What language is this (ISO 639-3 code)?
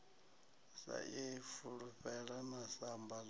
ven